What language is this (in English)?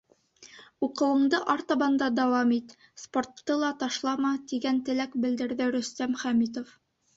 Bashkir